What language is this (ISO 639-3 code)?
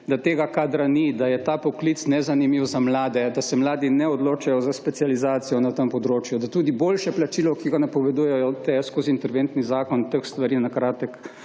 slv